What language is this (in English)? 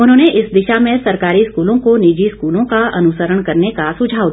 Hindi